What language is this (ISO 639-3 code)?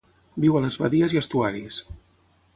cat